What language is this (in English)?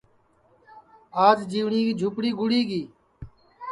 Sansi